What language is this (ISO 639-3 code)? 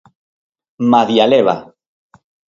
glg